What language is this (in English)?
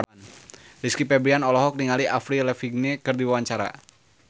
Sundanese